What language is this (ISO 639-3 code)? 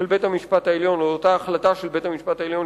heb